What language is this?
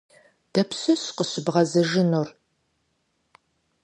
Kabardian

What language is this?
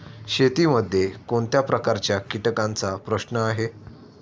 Marathi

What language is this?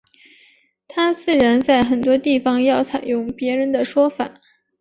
Chinese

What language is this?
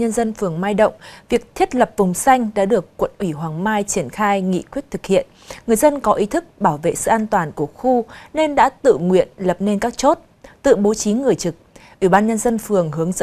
Vietnamese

